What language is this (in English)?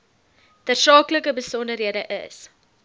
Afrikaans